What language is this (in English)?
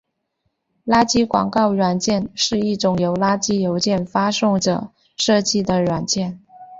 Chinese